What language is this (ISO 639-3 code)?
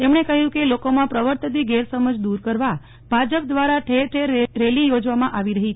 guj